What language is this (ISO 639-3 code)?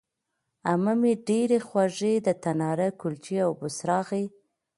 pus